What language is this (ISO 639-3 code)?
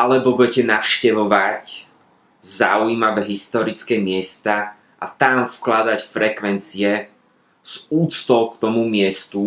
slk